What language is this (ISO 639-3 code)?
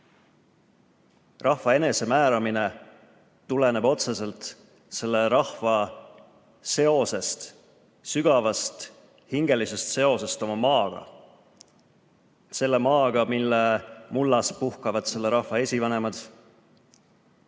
est